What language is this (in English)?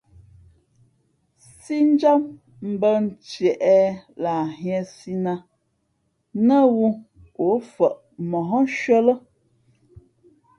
Fe'fe'